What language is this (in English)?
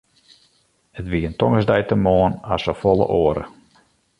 Western Frisian